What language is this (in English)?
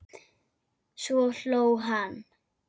Icelandic